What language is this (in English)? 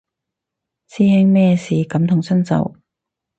Cantonese